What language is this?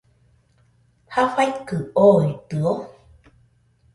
Nüpode Huitoto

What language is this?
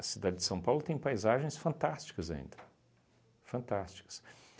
Portuguese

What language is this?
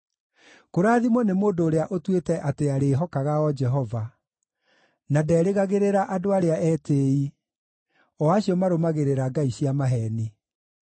Kikuyu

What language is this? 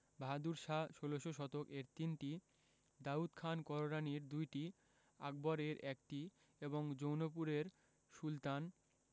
Bangla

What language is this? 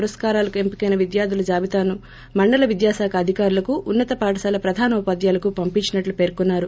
Telugu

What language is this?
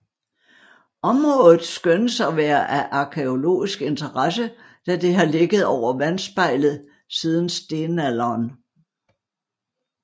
Danish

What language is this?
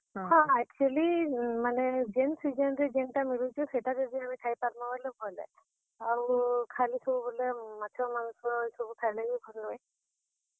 Odia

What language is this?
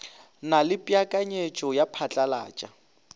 Northern Sotho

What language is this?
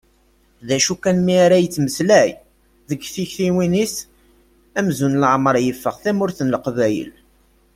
Kabyle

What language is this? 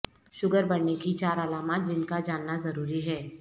Urdu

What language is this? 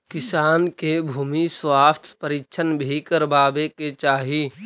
Magahi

